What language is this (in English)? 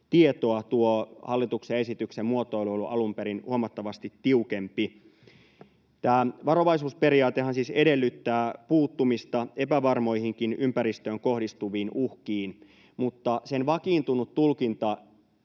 Finnish